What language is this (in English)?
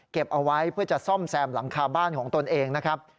Thai